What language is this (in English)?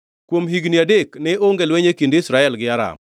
Luo (Kenya and Tanzania)